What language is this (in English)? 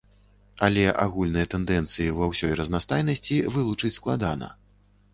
Belarusian